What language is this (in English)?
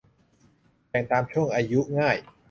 Thai